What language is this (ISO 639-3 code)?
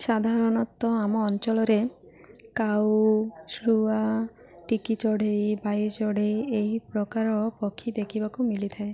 ori